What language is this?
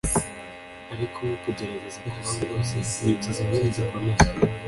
Kinyarwanda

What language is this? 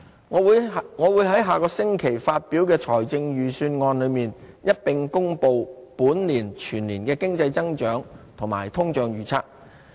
Cantonese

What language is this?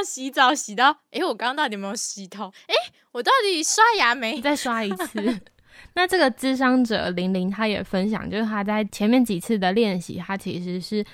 Chinese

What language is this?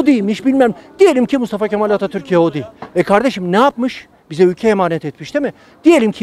Turkish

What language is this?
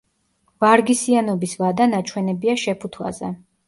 Georgian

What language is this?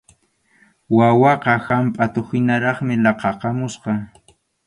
Arequipa-La Unión Quechua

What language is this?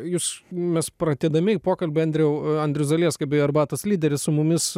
Lithuanian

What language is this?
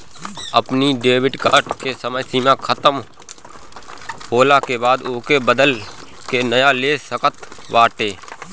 Bhojpuri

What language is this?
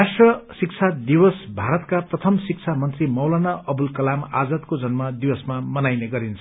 Nepali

